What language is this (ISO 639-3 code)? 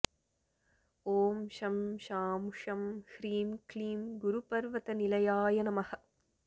san